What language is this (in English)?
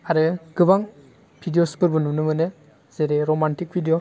Bodo